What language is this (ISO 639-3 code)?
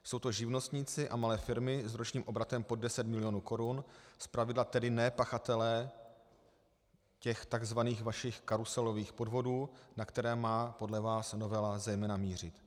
ces